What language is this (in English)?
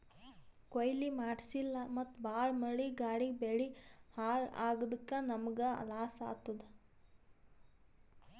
Kannada